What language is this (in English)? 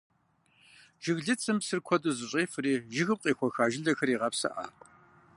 Kabardian